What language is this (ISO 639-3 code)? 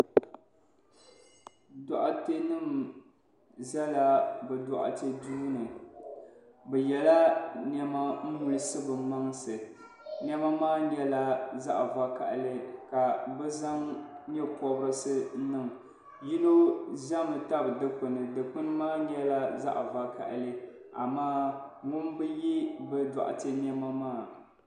dag